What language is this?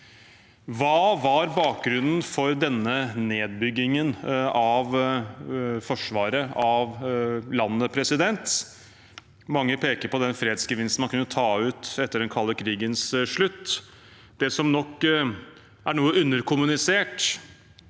Norwegian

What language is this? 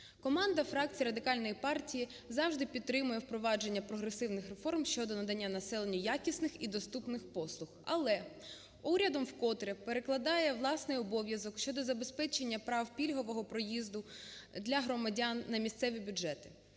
Ukrainian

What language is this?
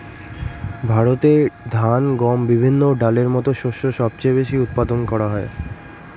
Bangla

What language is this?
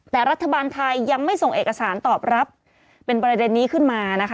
Thai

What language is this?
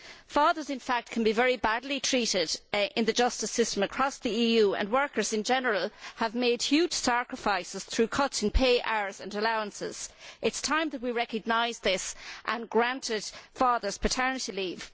English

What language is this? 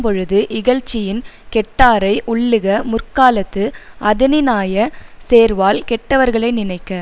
Tamil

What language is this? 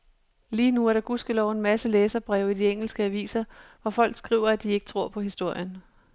Danish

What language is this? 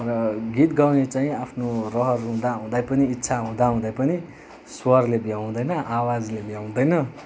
Nepali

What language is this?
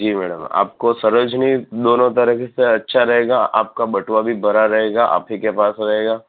Gujarati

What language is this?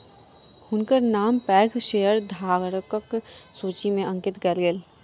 Maithili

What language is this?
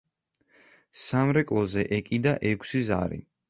Georgian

